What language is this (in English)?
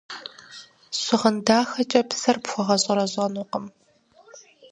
Kabardian